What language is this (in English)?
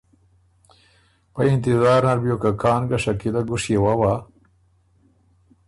Ormuri